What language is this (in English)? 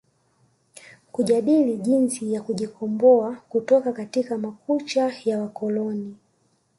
Swahili